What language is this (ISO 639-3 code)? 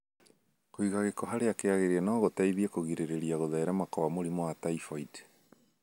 kik